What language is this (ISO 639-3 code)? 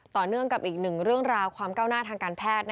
tha